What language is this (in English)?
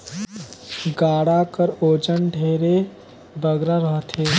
Chhattisgarhi